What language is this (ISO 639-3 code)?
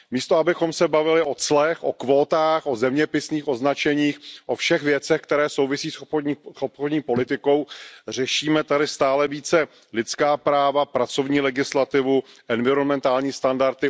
ces